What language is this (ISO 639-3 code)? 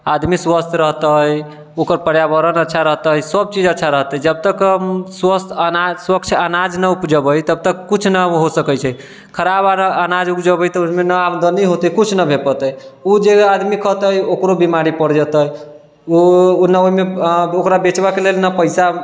mai